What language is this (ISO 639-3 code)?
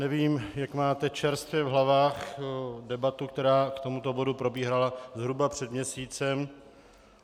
ces